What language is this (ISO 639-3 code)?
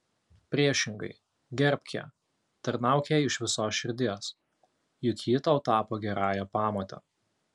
lit